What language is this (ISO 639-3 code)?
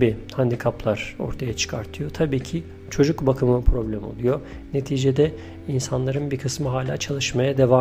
tur